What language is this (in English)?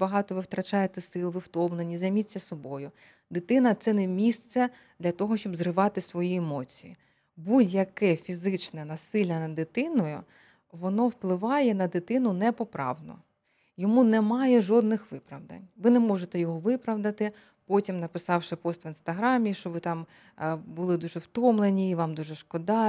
Ukrainian